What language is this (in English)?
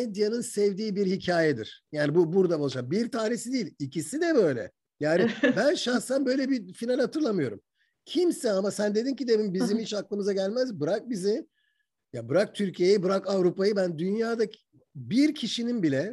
Turkish